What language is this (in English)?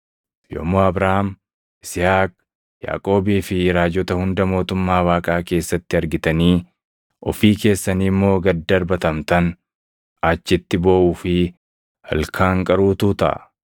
Oromo